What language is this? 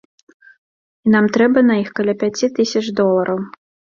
Belarusian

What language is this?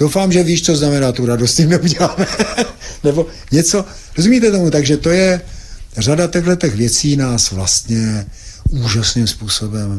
Czech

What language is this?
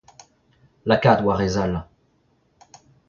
Breton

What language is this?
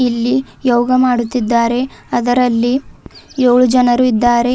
Kannada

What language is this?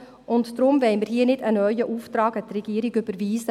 Swiss German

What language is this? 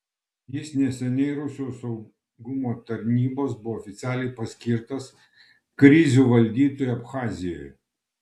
Lithuanian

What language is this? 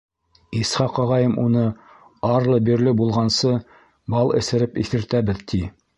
Bashkir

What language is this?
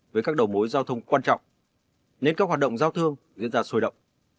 Vietnamese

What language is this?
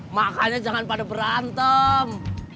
Indonesian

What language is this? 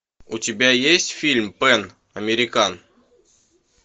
Russian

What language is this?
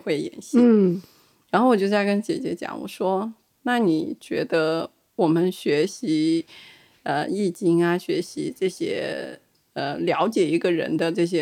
Chinese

